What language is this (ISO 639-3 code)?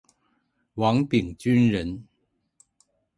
zho